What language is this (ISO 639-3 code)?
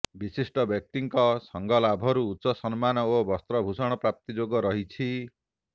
ori